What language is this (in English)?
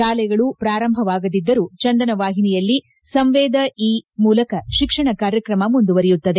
Kannada